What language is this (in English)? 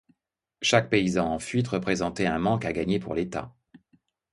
French